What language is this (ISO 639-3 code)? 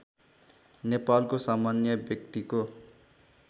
nep